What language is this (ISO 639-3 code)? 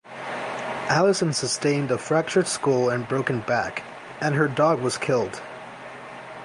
eng